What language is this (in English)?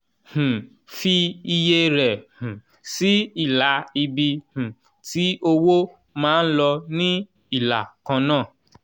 Yoruba